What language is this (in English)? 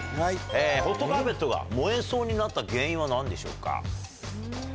Japanese